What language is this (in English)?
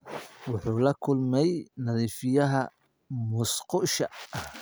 Somali